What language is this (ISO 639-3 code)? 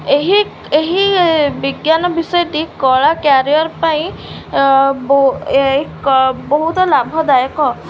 ori